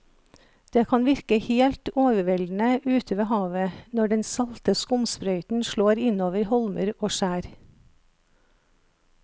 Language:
Norwegian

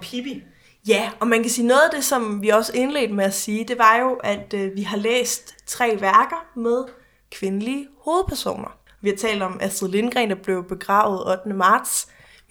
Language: Danish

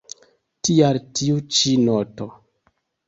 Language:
Esperanto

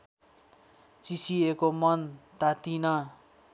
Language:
Nepali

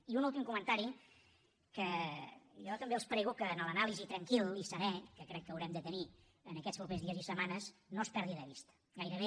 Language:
Catalan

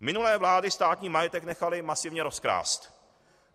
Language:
Czech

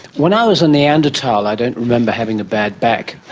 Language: English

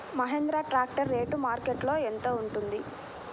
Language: Telugu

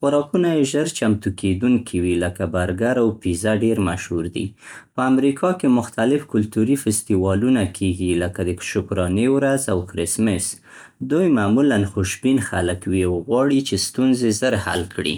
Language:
Central Pashto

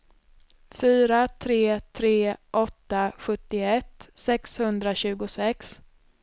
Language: Swedish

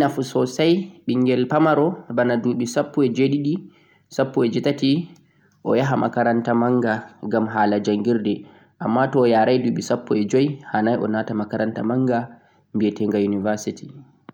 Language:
Central-Eastern Niger Fulfulde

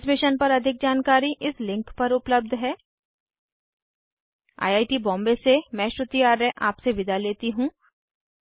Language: Hindi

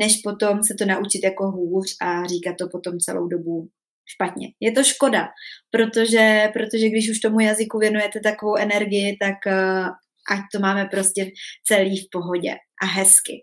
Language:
Czech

